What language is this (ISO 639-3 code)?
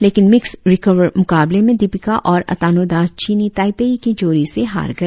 hin